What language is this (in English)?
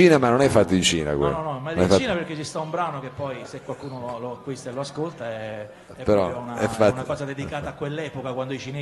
Italian